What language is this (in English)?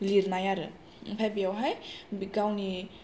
Bodo